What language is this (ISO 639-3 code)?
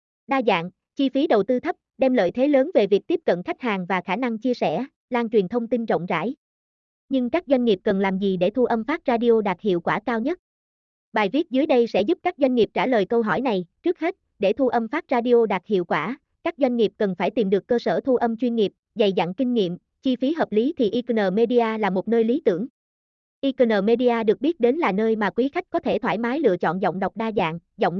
vie